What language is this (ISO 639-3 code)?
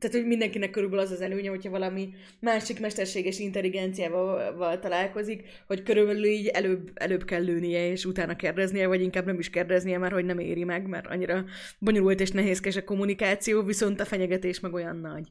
hun